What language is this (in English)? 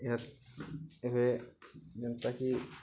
Odia